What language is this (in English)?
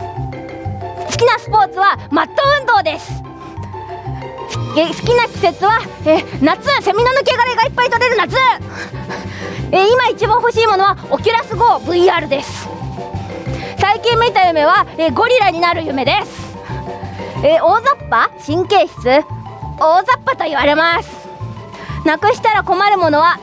Japanese